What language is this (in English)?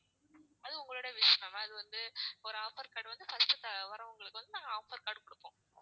Tamil